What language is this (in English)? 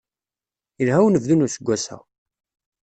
Kabyle